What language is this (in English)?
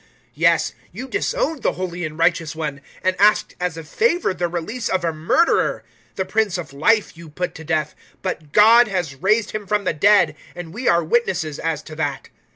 English